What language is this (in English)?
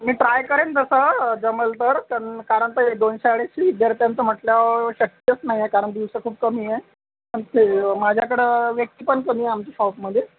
Marathi